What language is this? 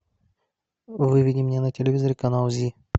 Russian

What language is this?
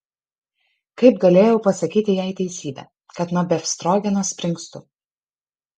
Lithuanian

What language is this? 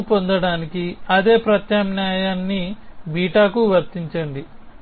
Telugu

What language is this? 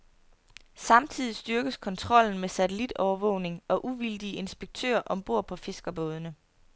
Danish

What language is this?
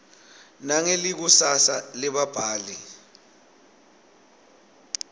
Swati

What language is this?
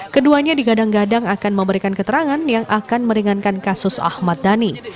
Indonesian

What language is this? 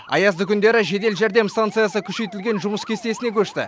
Kazakh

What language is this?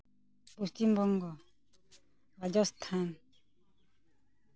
Santali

